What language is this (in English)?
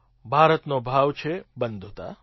Gujarati